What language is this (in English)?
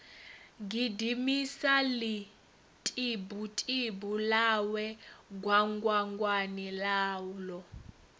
Venda